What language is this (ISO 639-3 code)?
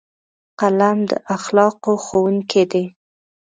pus